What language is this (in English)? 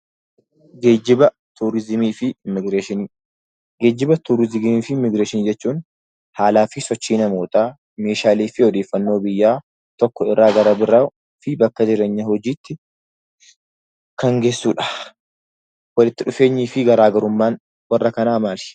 Oromo